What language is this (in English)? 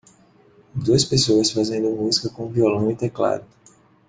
Portuguese